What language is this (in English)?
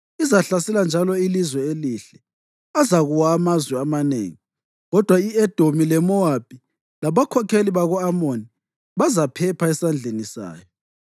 North Ndebele